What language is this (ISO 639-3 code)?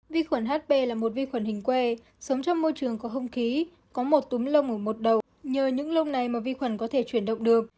vie